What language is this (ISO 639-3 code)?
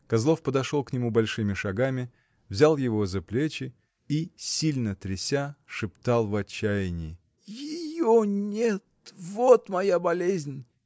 rus